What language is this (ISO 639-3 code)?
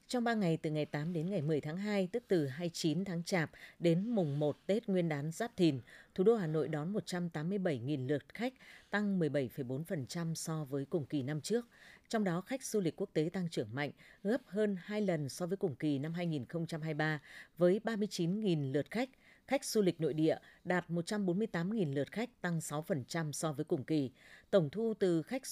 vie